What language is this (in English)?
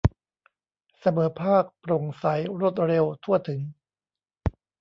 Thai